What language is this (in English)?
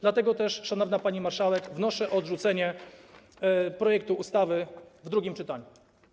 Polish